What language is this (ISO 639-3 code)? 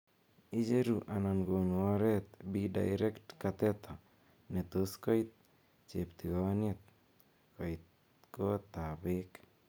kln